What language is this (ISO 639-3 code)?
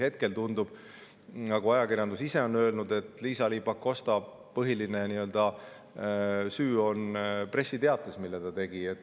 est